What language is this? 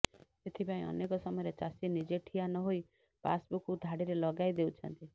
Odia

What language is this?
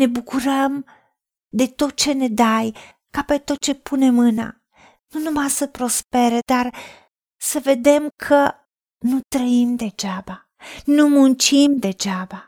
Romanian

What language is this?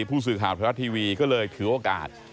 Thai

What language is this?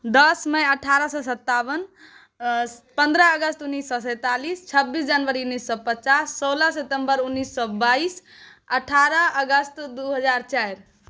Maithili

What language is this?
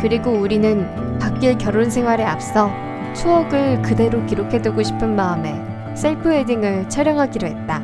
Korean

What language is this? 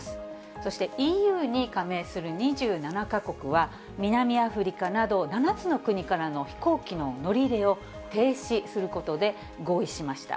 Japanese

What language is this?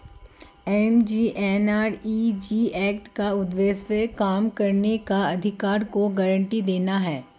Hindi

